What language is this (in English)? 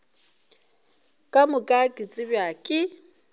Northern Sotho